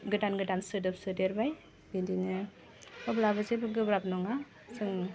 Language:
Bodo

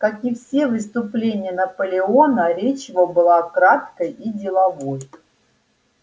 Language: Russian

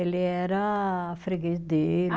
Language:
Portuguese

